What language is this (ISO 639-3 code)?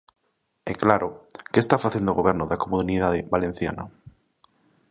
glg